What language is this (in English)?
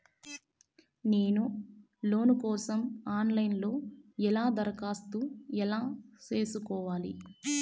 Telugu